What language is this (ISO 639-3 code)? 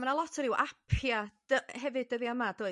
cym